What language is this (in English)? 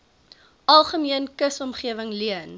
Afrikaans